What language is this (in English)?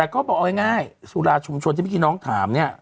Thai